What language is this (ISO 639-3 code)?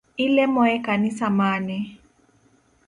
luo